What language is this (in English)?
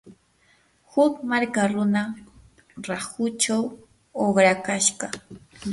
Yanahuanca Pasco Quechua